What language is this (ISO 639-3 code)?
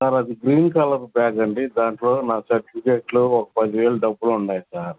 tel